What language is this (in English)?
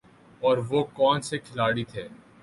Urdu